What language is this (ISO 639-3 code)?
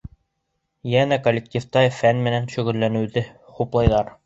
bak